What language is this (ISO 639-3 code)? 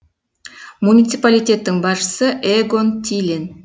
kaz